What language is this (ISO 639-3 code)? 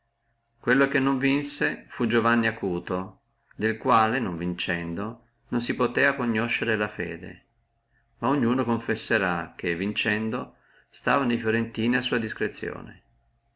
ita